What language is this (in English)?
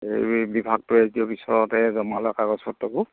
Assamese